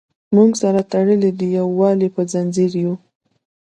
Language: Pashto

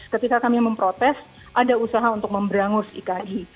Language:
Indonesian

